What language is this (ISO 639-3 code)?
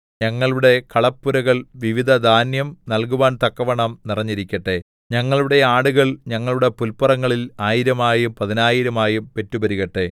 mal